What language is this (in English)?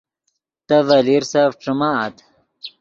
Yidgha